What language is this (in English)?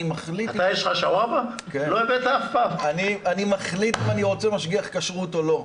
Hebrew